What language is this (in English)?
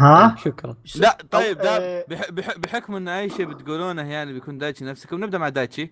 Arabic